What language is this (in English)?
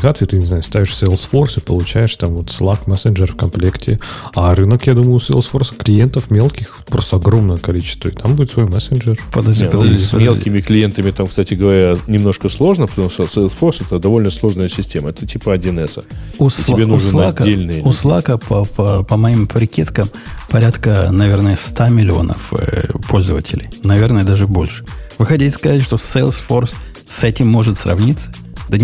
Russian